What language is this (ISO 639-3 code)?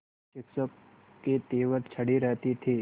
hin